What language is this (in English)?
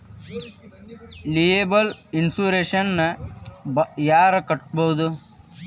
Kannada